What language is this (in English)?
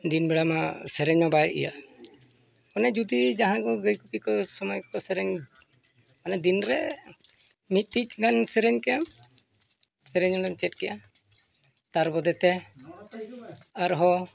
Santali